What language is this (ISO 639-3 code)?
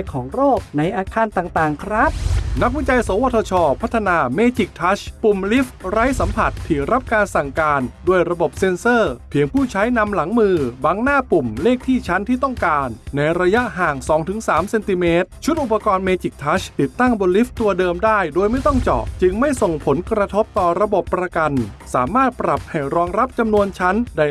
tha